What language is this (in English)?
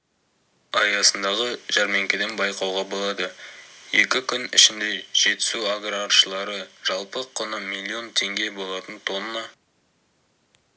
Kazakh